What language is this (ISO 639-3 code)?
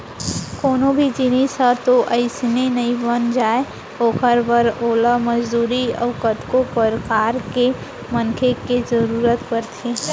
hne